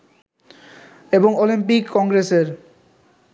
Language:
Bangla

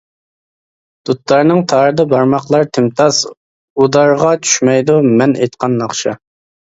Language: Uyghur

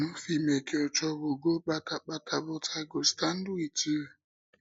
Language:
Nigerian Pidgin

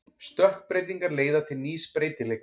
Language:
Icelandic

